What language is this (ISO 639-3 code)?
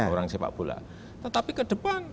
ind